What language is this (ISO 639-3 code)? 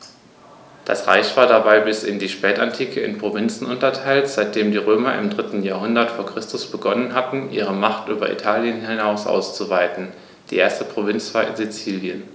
deu